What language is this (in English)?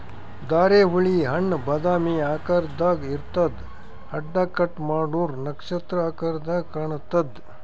Kannada